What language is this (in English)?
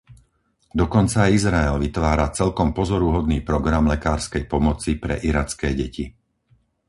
Slovak